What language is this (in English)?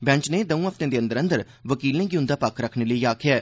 Dogri